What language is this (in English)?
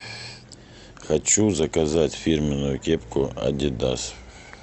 Russian